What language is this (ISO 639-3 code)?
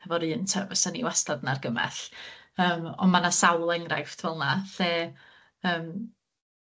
cym